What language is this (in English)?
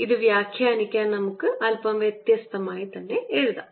Malayalam